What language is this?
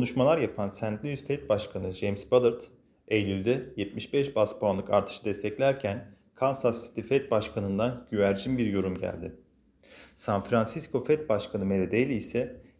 Turkish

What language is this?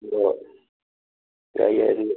Manipuri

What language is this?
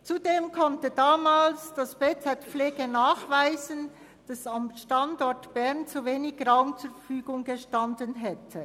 Swiss German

